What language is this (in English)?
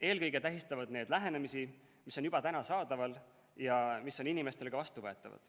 Estonian